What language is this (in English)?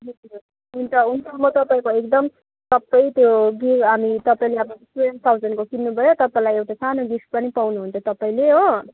Nepali